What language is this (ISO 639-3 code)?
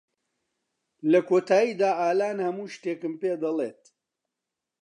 ckb